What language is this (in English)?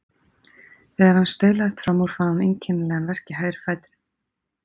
Icelandic